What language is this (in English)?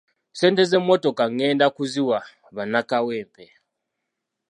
Ganda